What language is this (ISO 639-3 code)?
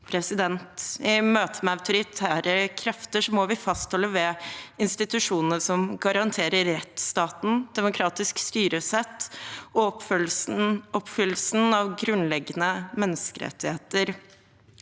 nor